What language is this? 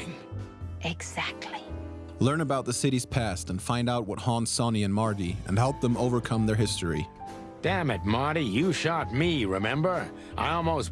English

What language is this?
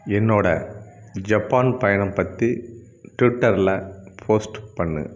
Tamil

